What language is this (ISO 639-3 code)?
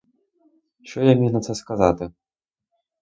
ukr